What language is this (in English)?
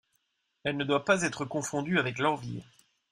French